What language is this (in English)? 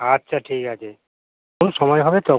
Bangla